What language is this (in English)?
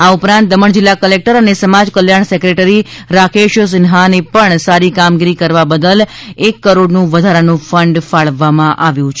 Gujarati